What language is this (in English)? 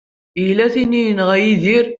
Kabyle